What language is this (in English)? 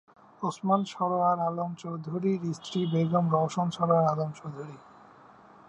Bangla